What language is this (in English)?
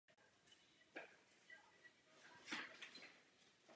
Czech